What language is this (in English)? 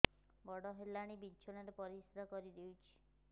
Odia